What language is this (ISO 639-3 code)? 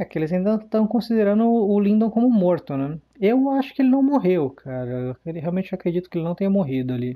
por